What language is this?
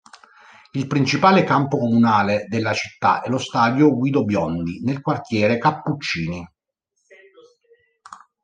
Italian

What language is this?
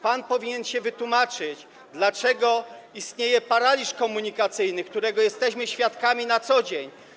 Polish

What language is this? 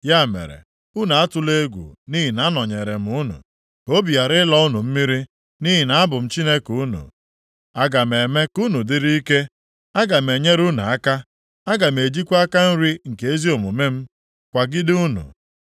Igbo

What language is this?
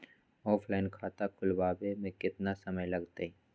Magahi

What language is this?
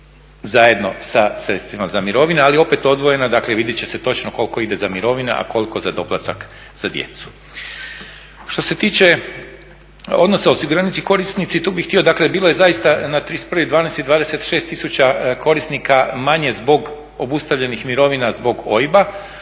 Croatian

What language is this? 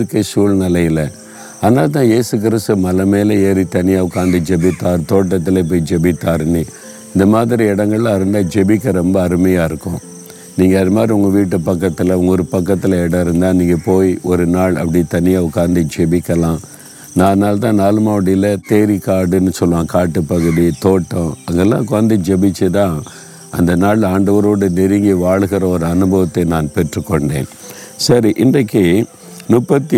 Tamil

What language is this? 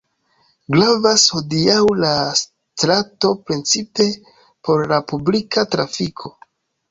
Esperanto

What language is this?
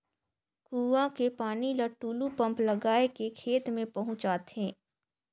Chhattisgarhi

